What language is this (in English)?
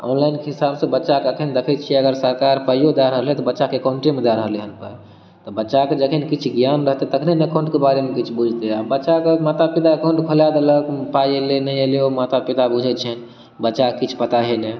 Maithili